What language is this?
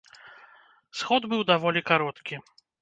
Belarusian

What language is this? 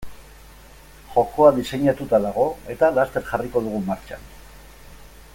Basque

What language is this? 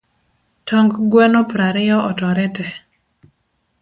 Luo (Kenya and Tanzania)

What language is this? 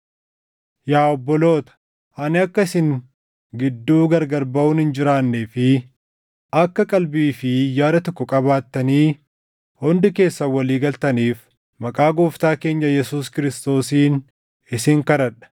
Oromo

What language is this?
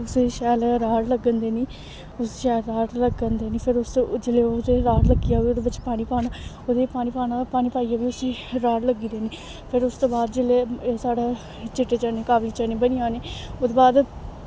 Dogri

